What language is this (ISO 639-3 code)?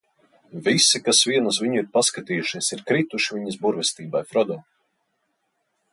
lav